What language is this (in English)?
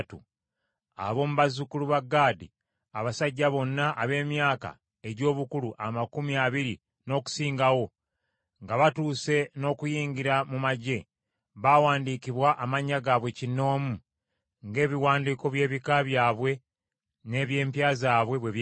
Ganda